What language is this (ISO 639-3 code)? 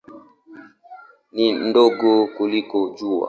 swa